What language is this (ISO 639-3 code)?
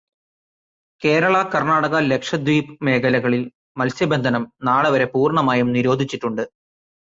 mal